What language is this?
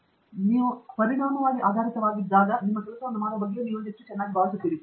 Kannada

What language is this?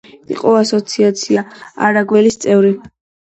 Georgian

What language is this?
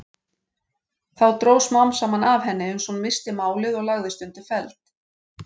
Icelandic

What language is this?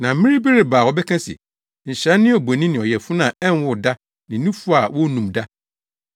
Akan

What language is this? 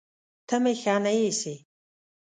Pashto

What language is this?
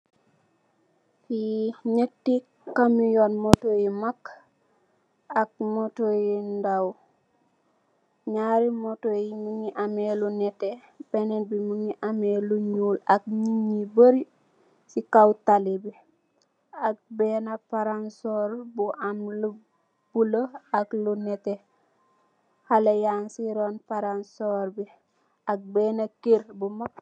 Wolof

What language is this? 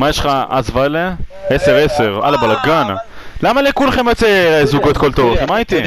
Hebrew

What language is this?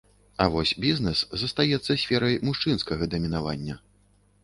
Belarusian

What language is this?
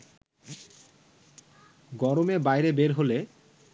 Bangla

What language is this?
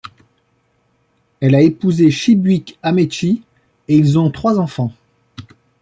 French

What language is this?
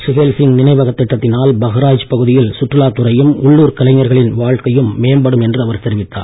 Tamil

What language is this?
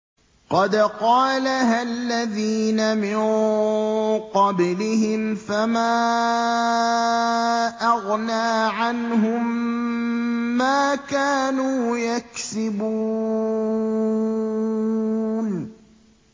Arabic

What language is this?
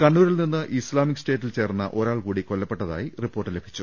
Malayalam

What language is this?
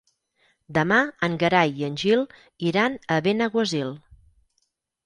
Catalan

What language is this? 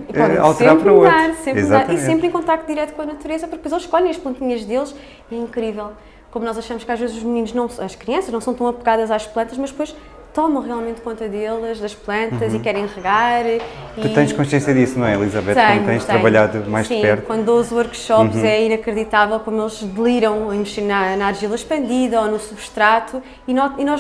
Portuguese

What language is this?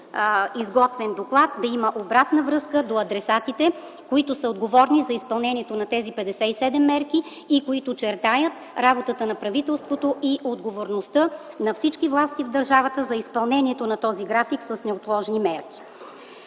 Bulgarian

